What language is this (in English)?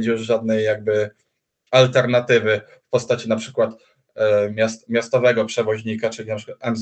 Polish